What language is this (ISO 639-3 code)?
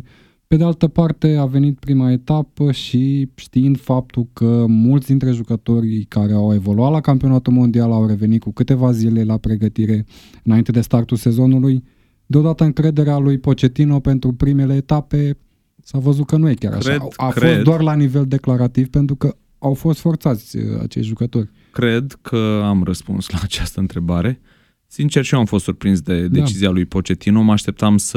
ron